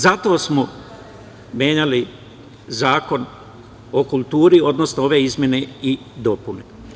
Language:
Serbian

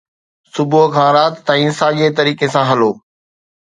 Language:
Sindhi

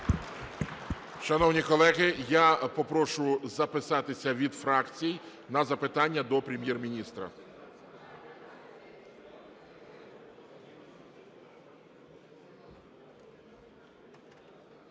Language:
Ukrainian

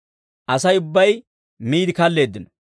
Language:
Dawro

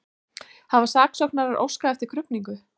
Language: Icelandic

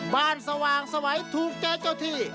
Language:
Thai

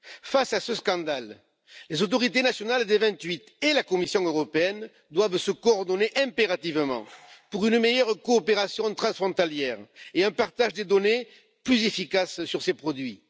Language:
French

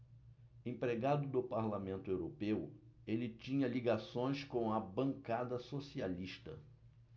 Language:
Portuguese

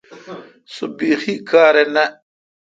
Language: Kalkoti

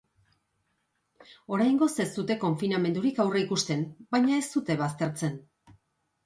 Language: Basque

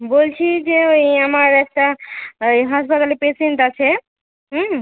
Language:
Bangla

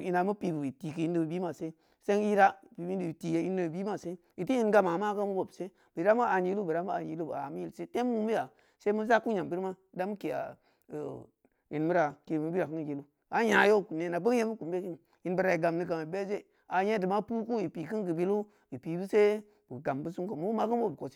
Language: Samba Leko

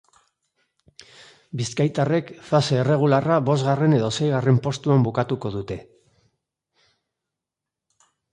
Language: Basque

